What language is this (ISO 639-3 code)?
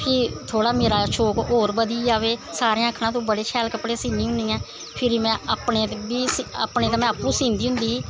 doi